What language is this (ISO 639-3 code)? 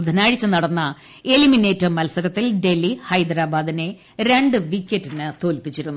mal